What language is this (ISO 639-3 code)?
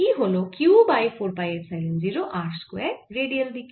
ben